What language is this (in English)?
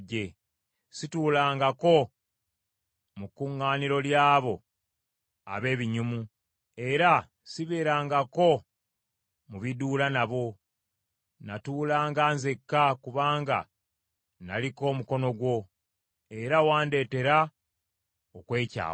Ganda